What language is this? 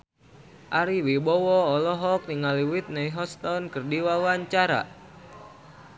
Sundanese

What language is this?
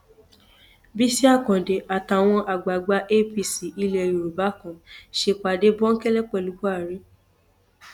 Yoruba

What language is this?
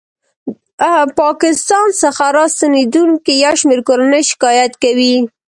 Pashto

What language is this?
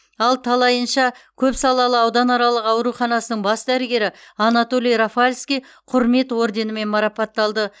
Kazakh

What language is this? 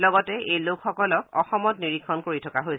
Assamese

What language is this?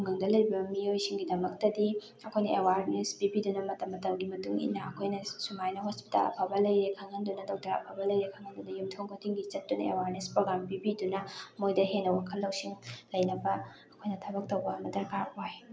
Manipuri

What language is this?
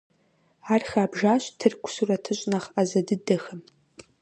Kabardian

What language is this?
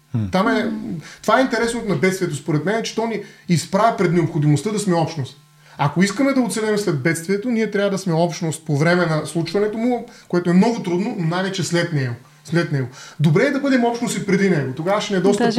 Bulgarian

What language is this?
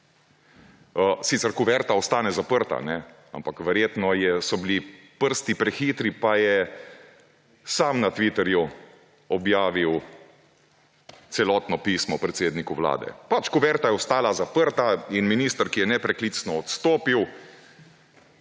Slovenian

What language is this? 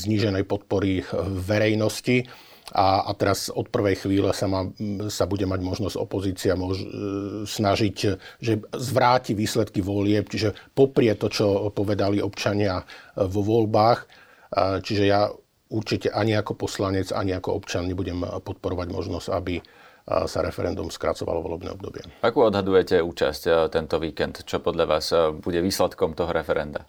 Slovak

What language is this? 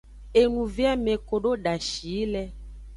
Aja (Benin)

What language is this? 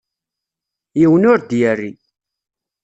Kabyle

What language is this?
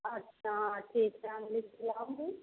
Hindi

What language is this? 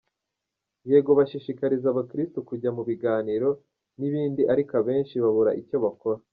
Kinyarwanda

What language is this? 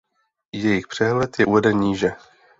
Czech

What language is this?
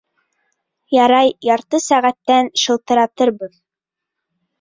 Bashkir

